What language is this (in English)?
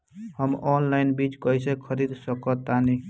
Bhojpuri